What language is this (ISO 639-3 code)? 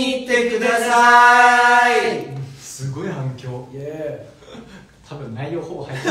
jpn